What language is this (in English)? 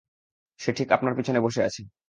Bangla